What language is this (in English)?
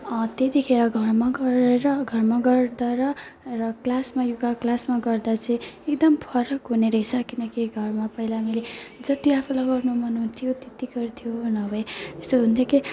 Nepali